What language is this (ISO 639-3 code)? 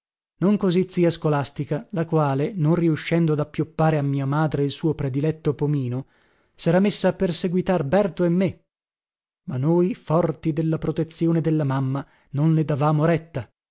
ita